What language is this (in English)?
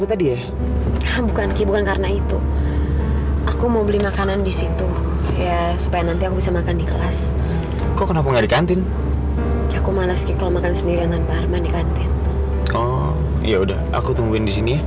Indonesian